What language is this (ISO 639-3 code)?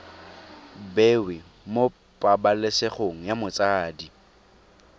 tsn